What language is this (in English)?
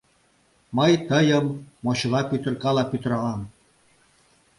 Mari